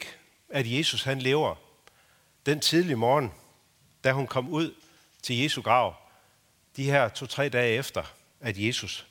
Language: Danish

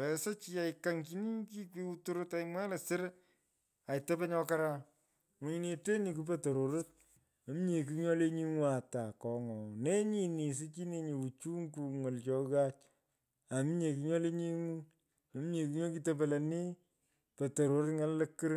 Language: Pökoot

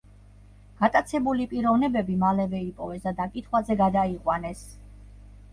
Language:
Georgian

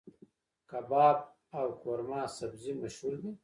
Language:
Pashto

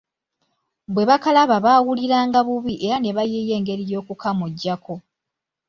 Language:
Ganda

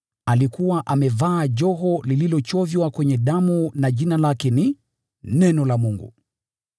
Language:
Swahili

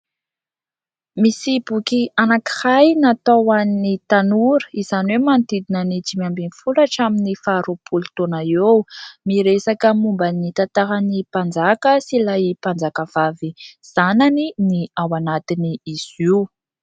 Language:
Malagasy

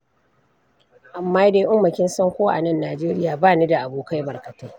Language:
Hausa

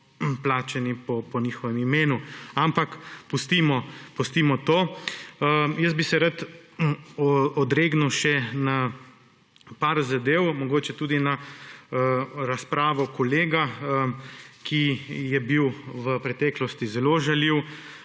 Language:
Slovenian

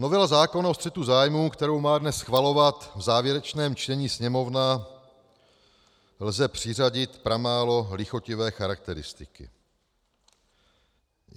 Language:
Czech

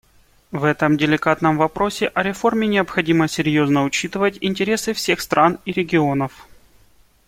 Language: Russian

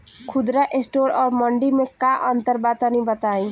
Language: Bhojpuri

